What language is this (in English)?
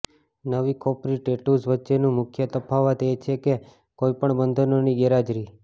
Gujarati